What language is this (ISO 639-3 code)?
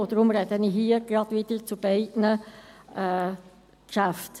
gsw